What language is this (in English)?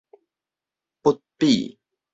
Min Nan Chinese